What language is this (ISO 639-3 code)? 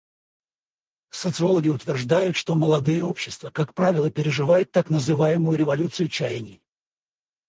rus